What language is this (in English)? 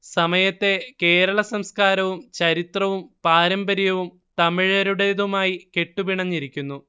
Malayalam